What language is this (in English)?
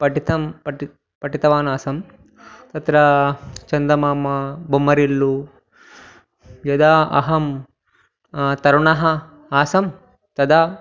Sanskrit